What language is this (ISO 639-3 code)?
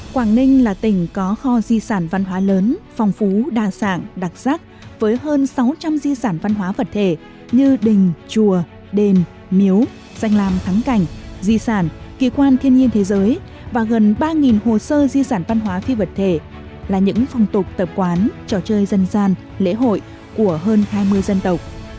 vie